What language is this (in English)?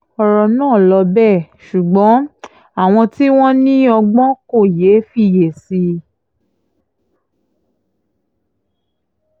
Yoruba